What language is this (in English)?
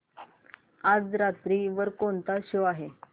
Marathi